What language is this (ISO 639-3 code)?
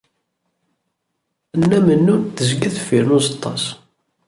kab